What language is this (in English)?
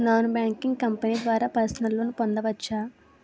Telugu